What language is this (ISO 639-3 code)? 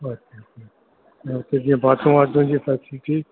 snd